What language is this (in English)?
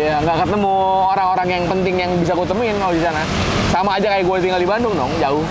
Indonesian